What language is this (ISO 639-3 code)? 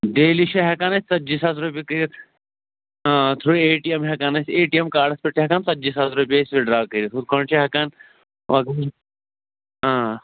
kas